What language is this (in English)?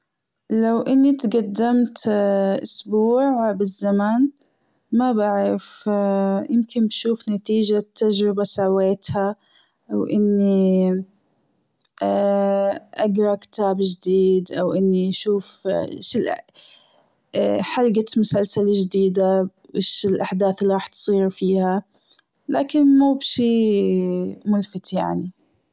Gulf Arabic